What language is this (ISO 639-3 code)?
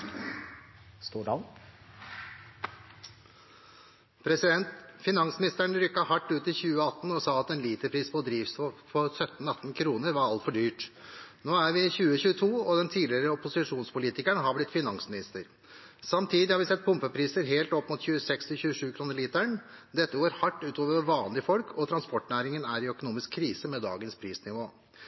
nob